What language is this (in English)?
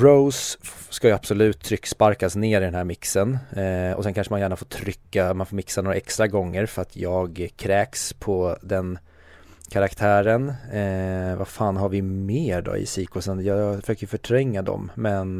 Swedish